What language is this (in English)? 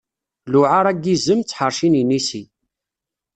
Kabyle